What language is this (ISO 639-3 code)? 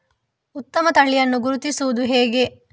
kan